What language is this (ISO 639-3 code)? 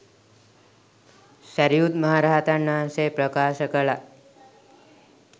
sin